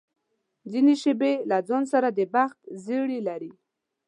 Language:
Pashto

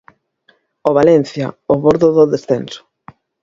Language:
Galician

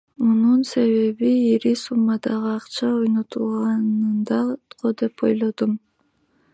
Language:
Kyrgyz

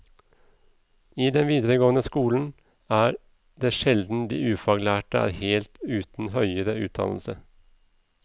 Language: Norwegian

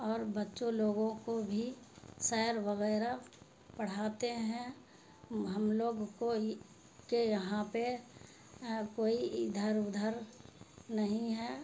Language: Urdu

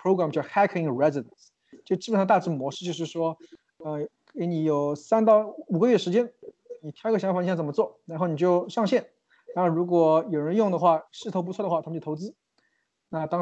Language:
Chinese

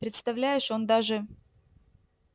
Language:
Russian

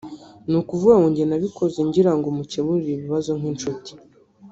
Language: Kinyarwanda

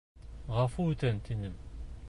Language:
Bashkir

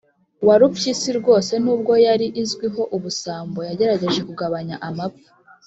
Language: Kinyarwanda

